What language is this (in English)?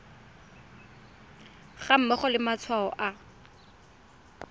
Tswana